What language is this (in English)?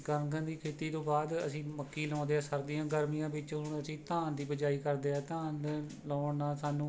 Punjabi